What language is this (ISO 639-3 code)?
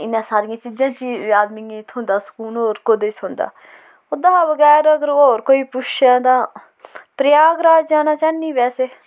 doi